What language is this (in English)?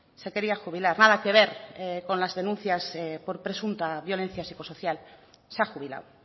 Spanish